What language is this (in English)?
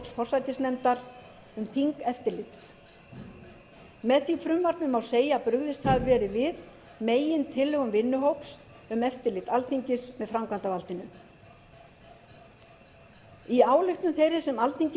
Icelandic